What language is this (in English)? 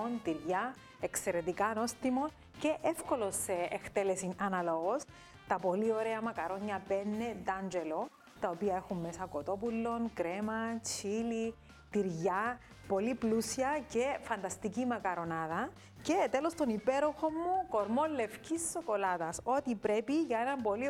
Greek